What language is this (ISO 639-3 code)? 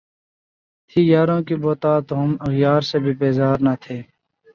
urd